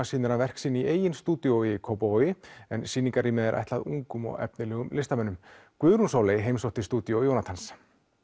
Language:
Icelandic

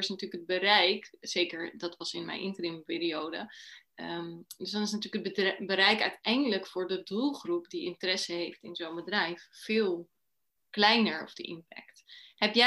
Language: Dutch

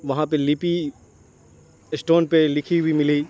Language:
Urdu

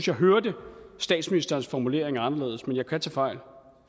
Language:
Danish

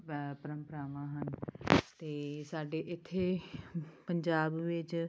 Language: Punjabi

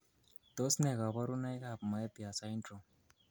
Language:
Kalenjin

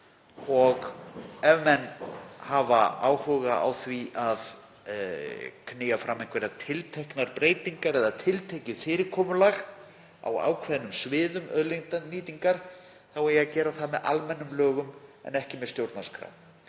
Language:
Icelandic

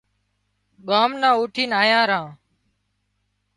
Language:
Wadiyara Koli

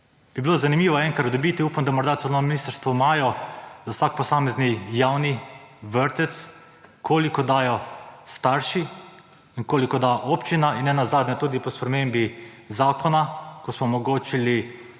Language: Slovenian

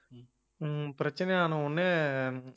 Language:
Tamil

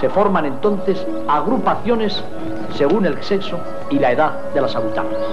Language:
Spanish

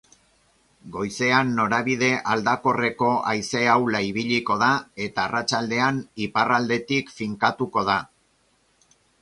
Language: Basque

